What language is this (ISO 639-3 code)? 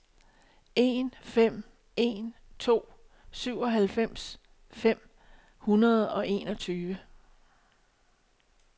dan